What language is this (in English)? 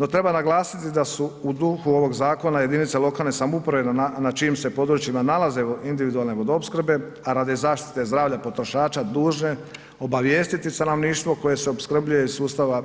Croatian